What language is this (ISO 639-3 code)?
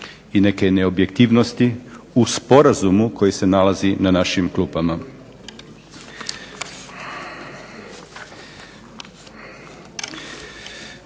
hrv